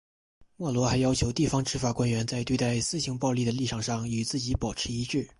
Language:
Chinese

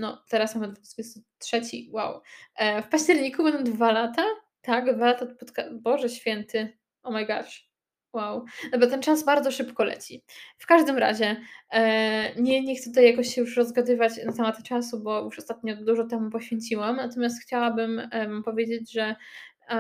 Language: Polish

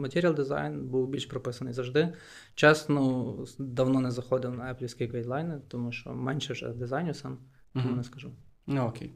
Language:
Ukrainian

